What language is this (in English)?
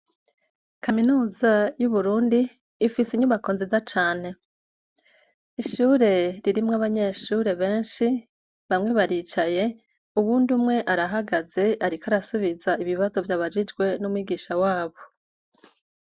Rundi